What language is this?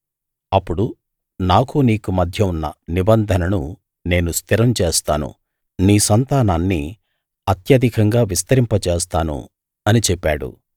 Telugu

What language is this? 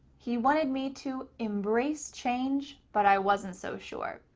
English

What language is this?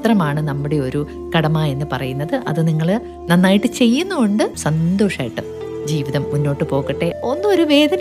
Malayalam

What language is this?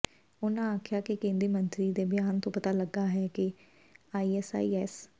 Punjabi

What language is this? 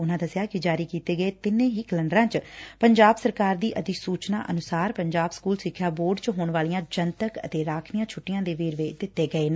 Punjabi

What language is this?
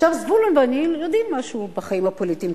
Hebrew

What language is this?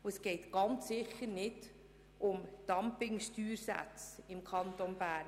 Swiss German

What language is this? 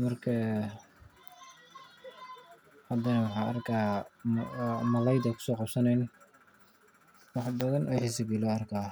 Somali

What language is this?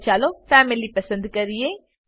Gujarati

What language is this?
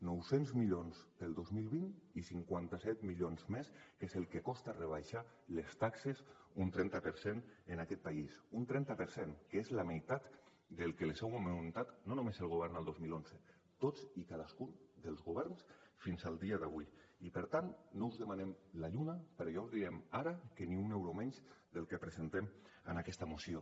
Catalan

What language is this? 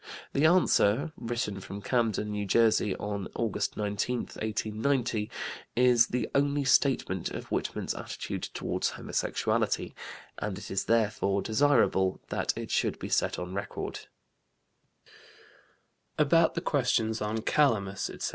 English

